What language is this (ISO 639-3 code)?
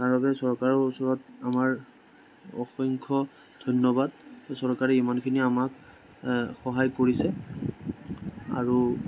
asm